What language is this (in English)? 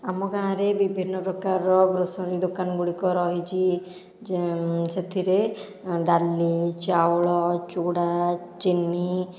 Odia